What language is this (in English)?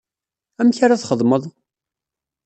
Kabyle